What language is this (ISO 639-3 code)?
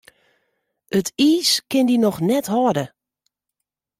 fry